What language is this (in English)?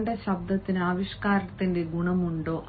Malayalam